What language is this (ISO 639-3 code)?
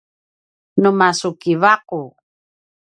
pwn